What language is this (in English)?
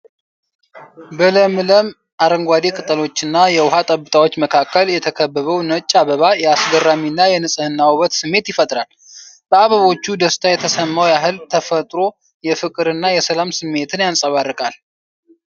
Amharic